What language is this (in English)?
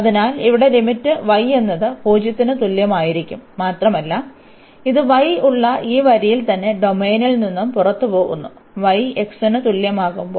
Malayalam